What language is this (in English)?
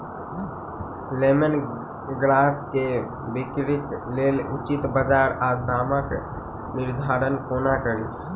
Maithili